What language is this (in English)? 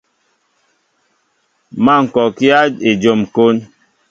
Mbo (Cameroon)